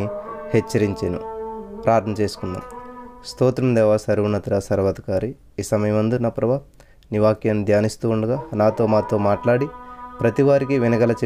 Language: Telugu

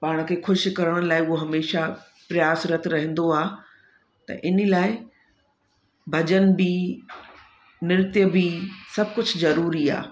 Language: Sindhi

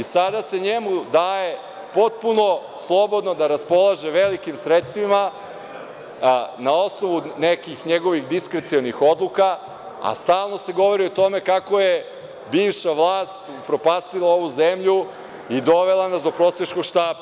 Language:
Serbian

